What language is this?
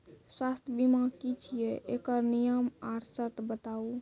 Maithili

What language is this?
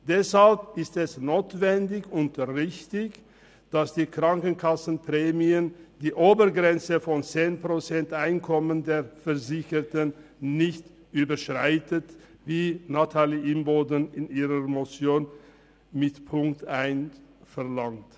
Swiss German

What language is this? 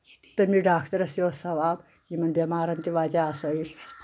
Kashmiri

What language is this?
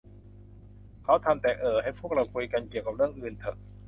Thai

